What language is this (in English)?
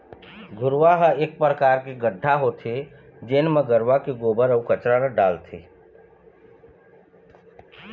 Chhattisgarhi